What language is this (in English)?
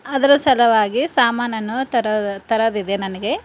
Kannada